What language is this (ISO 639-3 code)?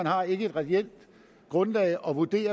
dan